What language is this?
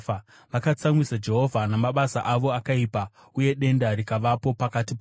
Shona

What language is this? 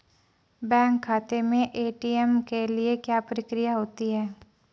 Hindi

